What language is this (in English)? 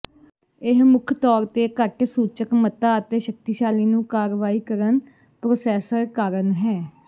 Punjabi